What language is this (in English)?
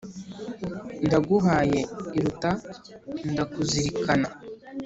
Kinyarwanda